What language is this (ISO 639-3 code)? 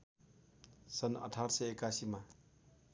nep